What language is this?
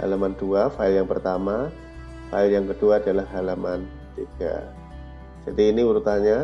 Indonesian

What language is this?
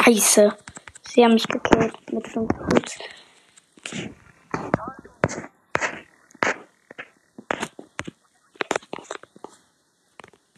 German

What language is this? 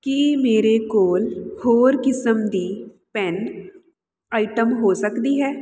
Punjabi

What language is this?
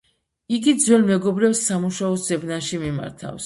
Georgian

